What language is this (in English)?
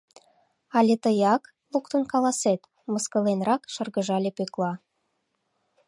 Mari